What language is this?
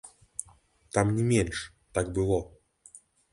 Belarusian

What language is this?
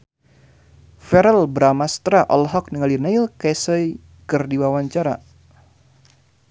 Sundanese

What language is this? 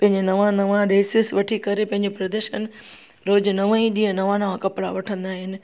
Sindhi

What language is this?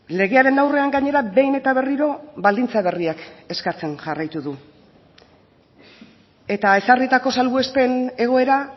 Basque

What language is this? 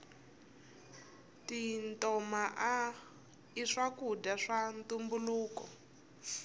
Tsonga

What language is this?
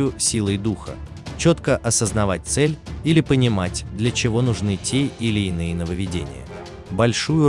Russian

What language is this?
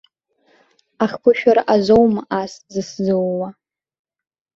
Abkhazian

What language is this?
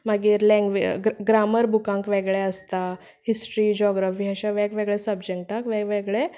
Konkani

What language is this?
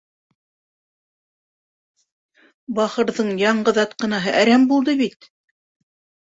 Bashkir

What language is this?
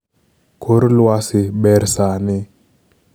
Luo (Kenya and Tanzania)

